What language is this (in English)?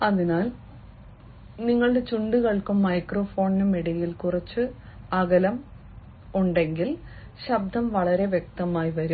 Malayalam